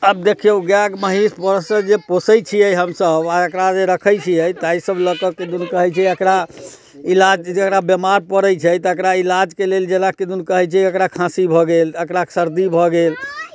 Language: Maithili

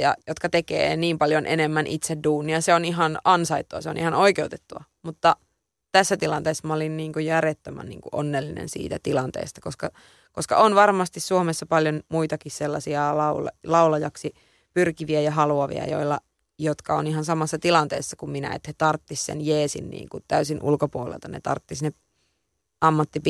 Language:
Finnish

